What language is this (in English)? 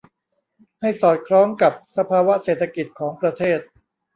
Thai